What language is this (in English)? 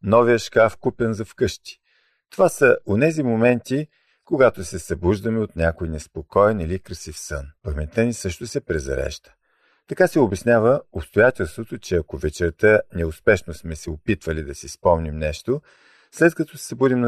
Bulgarian